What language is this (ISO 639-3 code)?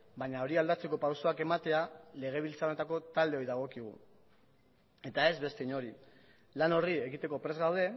eus